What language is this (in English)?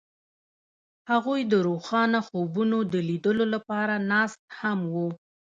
Pashto